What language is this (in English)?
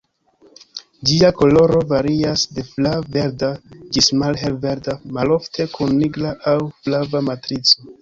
Esperanto